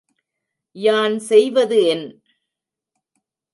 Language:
Tamil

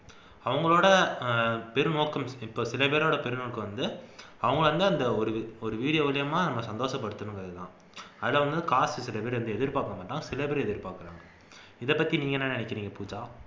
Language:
Tamil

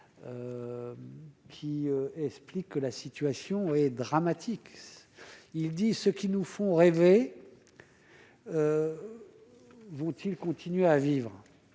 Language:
French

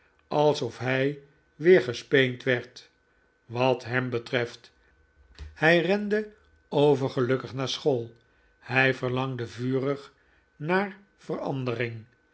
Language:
Dutch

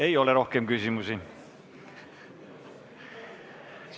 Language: Estonian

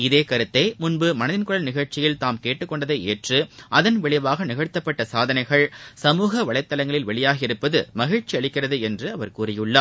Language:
Tamil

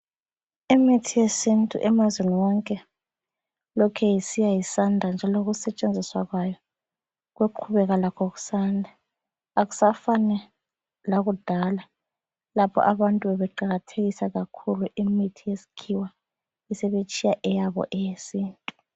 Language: North Ndebele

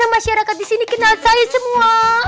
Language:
Indonesian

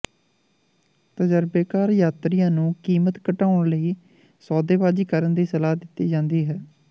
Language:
Punjabi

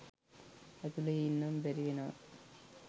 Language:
Sinhala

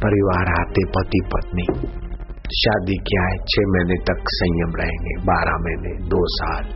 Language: Hindi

